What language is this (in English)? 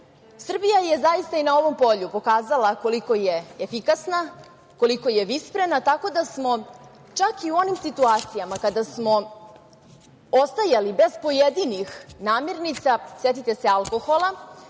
Serbian